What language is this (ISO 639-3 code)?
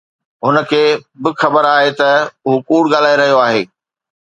snd